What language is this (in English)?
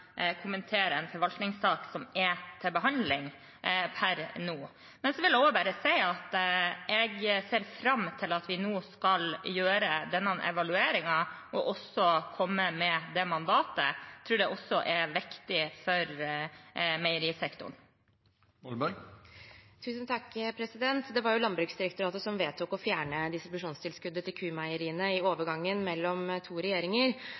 Norwegian Bokmål